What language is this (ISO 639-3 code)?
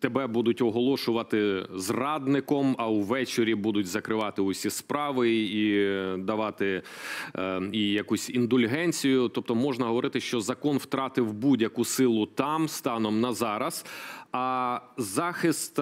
ukr